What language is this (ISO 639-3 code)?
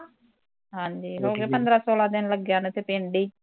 pan